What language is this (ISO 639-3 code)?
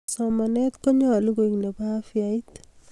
kln